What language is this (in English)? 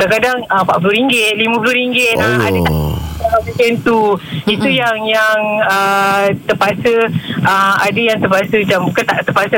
Malay